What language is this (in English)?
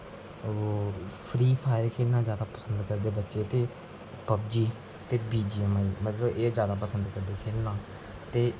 Dogri